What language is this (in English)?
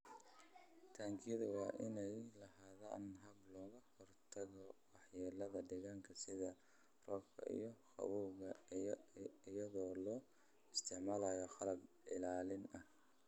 Somali